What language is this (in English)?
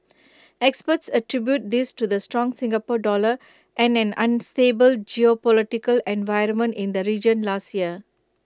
English